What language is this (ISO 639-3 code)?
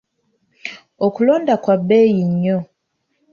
lug